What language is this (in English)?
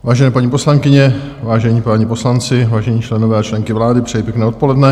Czech